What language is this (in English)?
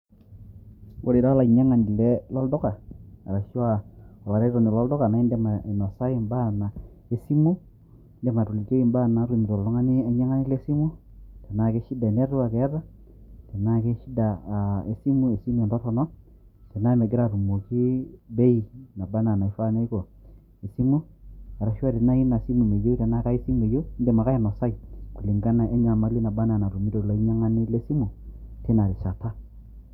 Masai